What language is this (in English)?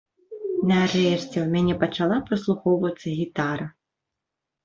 Belarusian